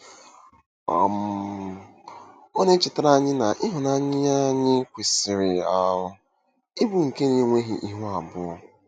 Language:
Igbo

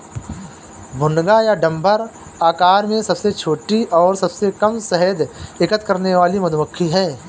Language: Hindi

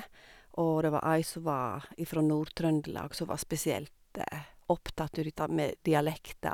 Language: Norwegian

